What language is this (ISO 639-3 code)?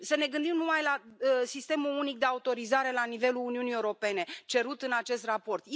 ron